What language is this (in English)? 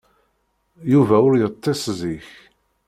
Kabyle